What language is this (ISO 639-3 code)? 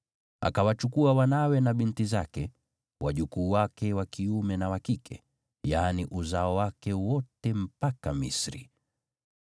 swa